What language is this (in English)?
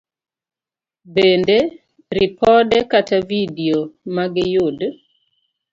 Luo (Kenya and Tanzania)